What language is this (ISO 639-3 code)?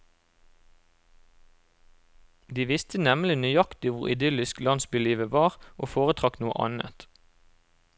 nor